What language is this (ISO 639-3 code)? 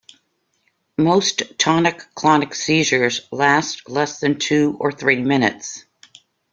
eng